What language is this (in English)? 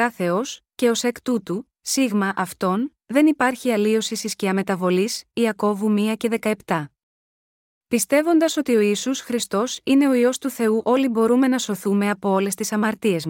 Greek